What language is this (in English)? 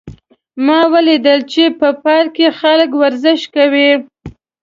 Pashto